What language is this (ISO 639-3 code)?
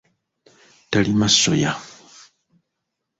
lug